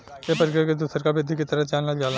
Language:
Bhojpuri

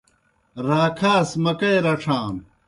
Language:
Kohistani Shina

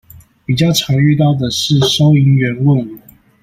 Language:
Chinese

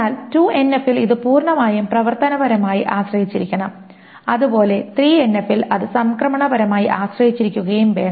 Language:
Malayalam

